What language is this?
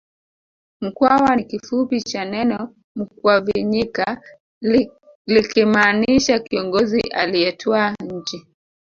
Swahili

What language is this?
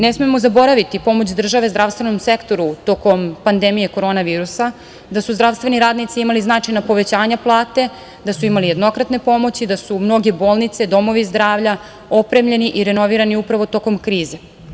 Serbian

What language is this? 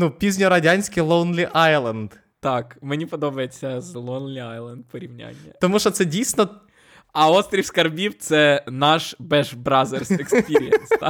Ukrainian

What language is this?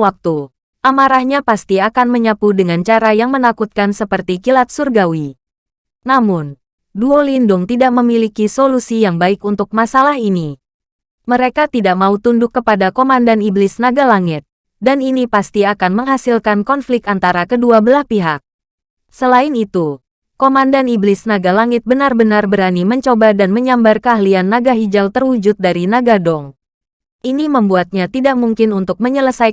Indonesian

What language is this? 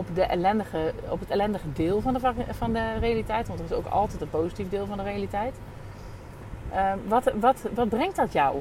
Dutch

